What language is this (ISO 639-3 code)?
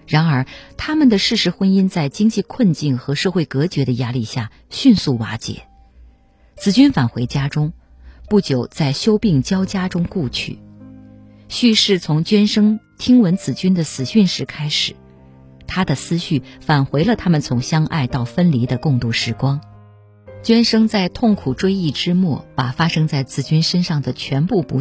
zho